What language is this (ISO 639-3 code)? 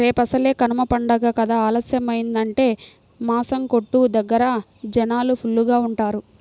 tel